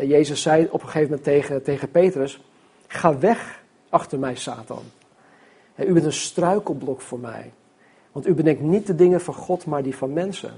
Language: Dutch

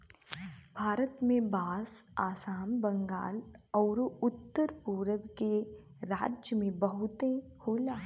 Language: Bhojpuri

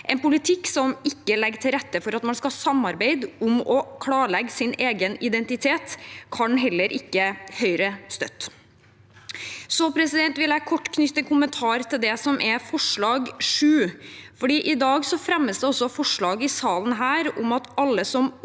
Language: Norwegian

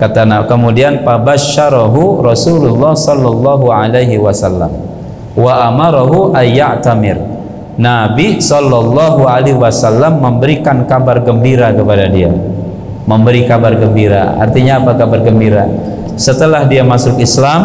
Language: Indonesian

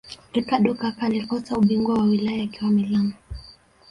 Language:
Swahili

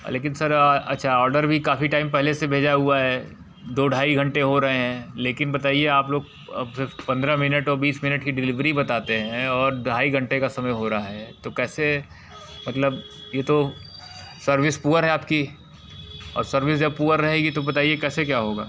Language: Hindi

